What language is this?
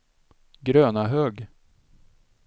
Swedish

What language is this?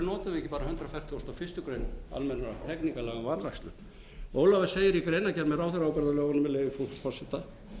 Icelandic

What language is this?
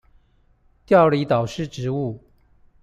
Chinese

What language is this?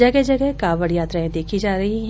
Hindi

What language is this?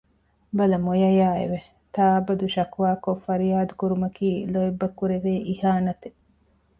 Divehi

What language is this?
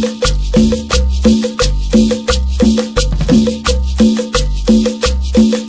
Spanish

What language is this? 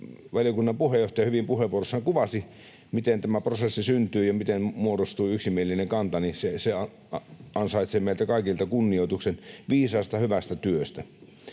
Finnish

